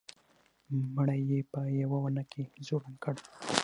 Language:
Pashto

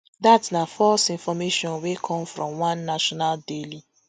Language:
Nigerian Pidgin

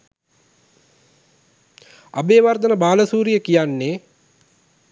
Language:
Sinhala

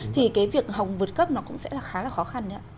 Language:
Vietnamese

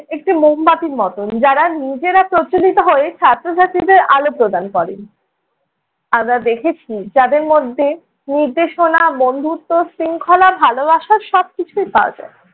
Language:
Bangla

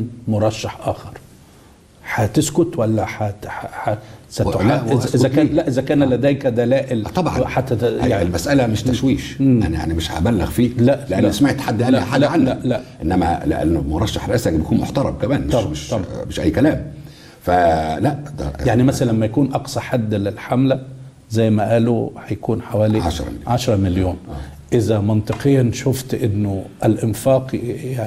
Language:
Arabic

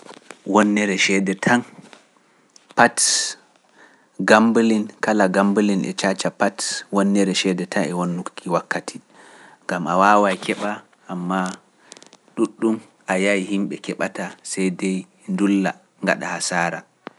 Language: Pular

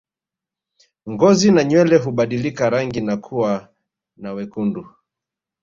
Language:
Swahili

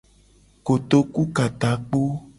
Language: Gen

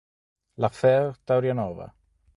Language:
Italian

